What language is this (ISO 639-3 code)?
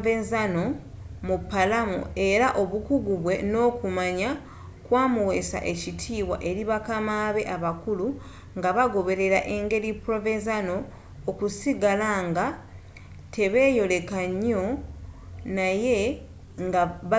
lug